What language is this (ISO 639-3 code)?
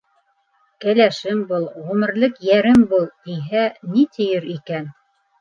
bak